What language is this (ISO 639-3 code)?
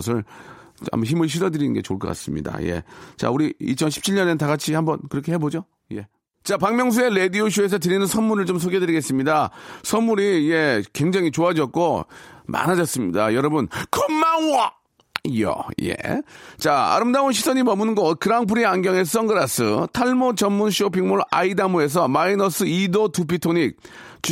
kor